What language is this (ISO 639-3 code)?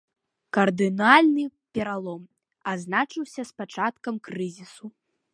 bel